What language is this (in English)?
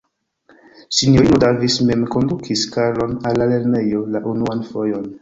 Esperanto